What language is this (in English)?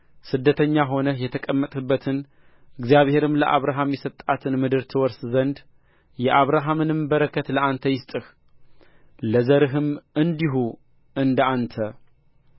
Amharic